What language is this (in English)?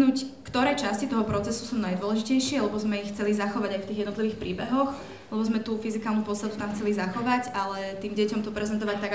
Polish